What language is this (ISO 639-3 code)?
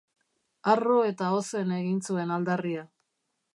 eus